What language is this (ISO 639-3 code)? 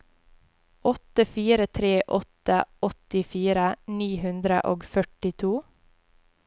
nor